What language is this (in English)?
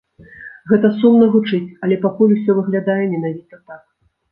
Belarusian